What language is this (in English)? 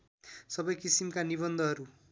Nepali